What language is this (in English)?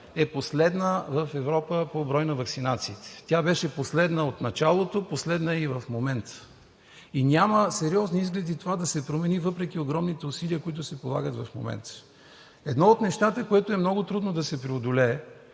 Bulgarian